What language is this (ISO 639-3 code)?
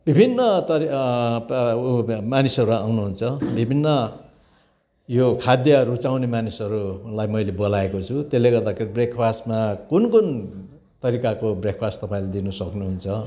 nep